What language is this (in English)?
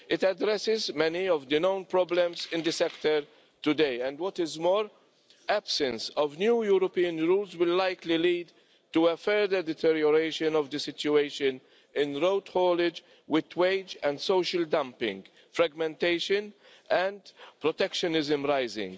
English